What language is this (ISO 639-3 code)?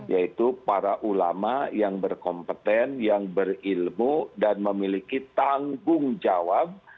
ind